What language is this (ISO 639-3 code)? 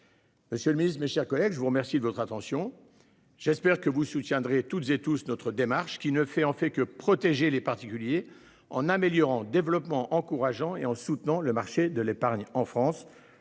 fra